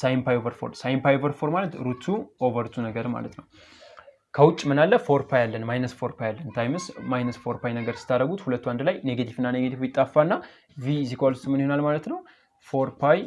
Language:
Turkish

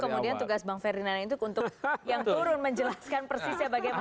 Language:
Indonesian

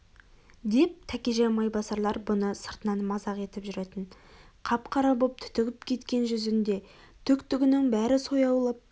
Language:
Kazakh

